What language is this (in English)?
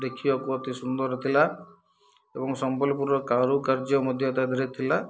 Odia